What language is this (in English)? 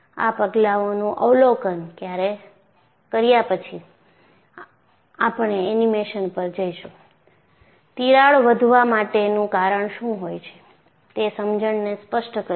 Gujarati